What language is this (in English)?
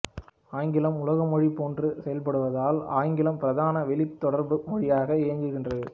Tamil